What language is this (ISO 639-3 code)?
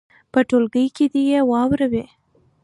pus